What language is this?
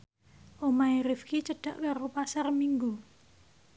Javanese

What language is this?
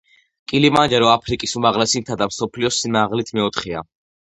Georgian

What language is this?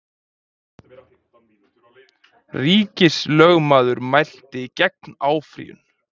Icelandic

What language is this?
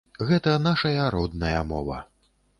Belarusian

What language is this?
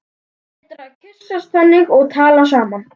Icelandic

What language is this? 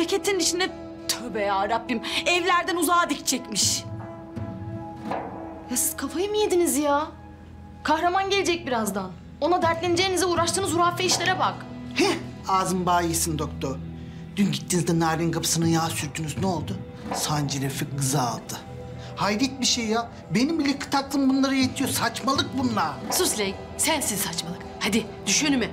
Turkish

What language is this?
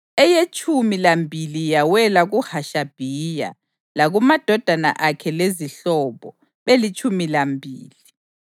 North Ndebele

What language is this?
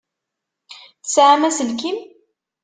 Kabyle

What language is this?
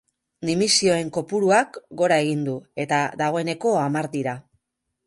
Basque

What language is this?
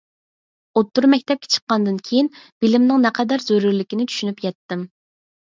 Uyghur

